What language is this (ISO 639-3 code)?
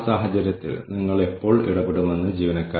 mal